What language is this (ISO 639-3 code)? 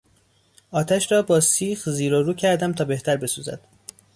fas